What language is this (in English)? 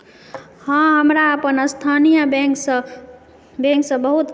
Maithili